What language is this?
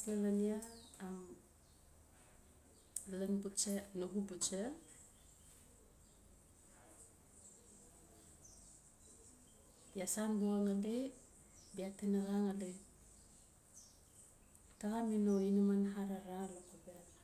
Notsi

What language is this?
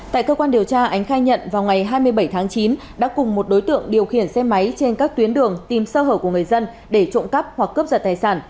Vietnamese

